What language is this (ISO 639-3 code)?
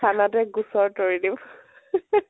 asm